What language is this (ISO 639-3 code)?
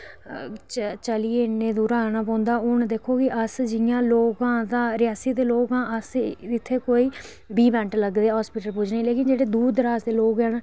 doi